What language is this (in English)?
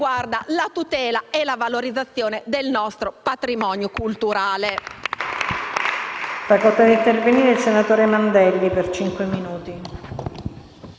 Italian